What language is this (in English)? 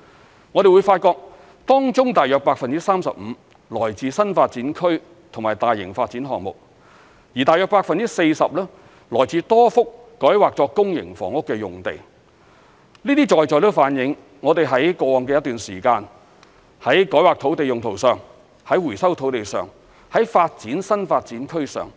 Cantonese